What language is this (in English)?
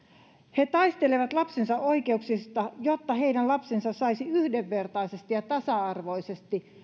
Finnish